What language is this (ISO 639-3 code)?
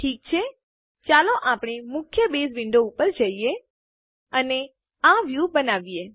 guj